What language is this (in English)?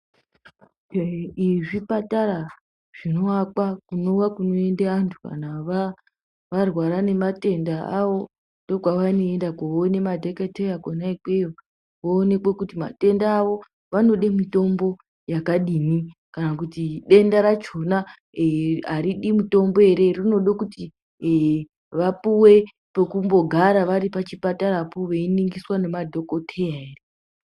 Ndau